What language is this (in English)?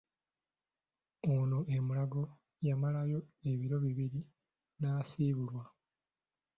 Ganda